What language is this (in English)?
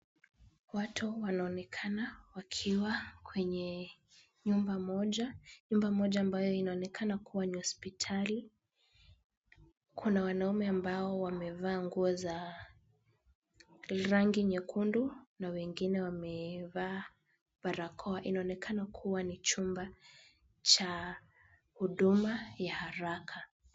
Swahili